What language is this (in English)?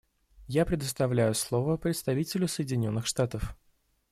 Russian